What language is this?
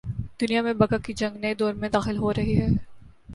Urdu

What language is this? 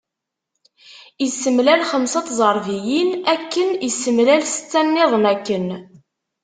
Kabyle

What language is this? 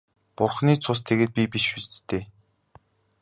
Mongolian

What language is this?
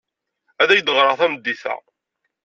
Kabyle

